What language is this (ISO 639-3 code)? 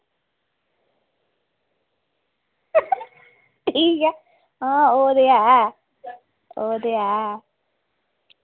doi